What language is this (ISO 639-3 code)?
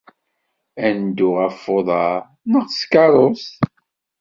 kab